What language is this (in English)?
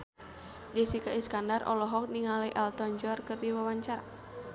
Sundanese